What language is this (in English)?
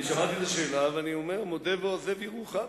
Hebrew